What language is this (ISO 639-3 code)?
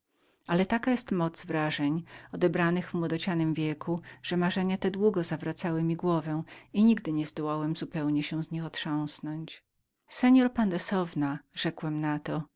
pol